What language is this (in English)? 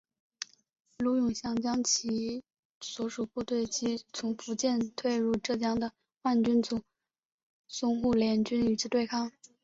Chinese